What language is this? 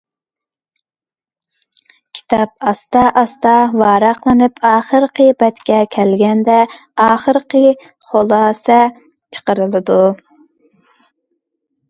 Uyghur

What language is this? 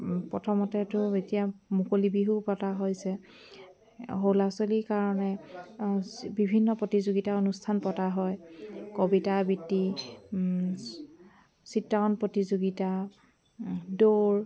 Assamese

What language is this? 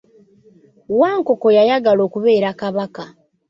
Ganda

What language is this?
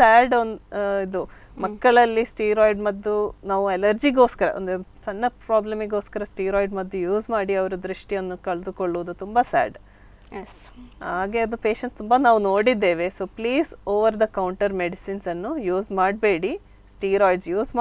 Hindi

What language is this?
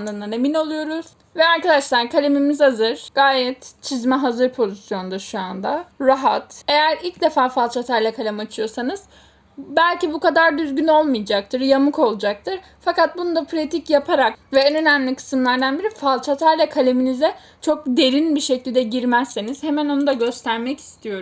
Turkish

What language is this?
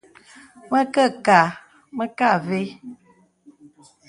Bebele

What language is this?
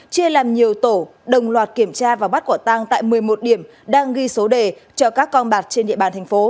Vietnamese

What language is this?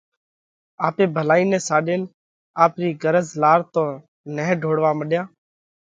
Parkari Koli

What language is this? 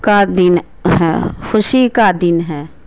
Urdu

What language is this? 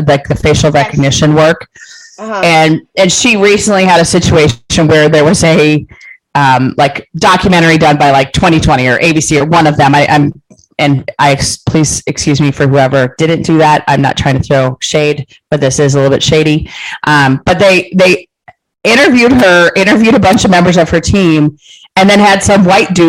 English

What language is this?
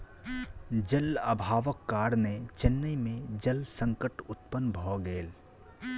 Maithili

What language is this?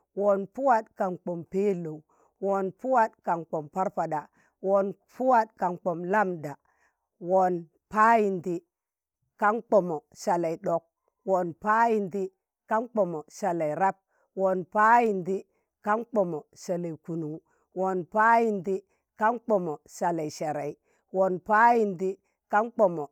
Tangale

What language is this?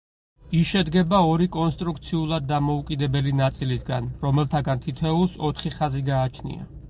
Georgian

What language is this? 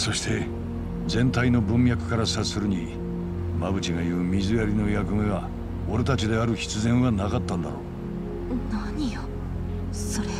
Japanese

